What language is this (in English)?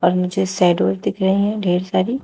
Hindi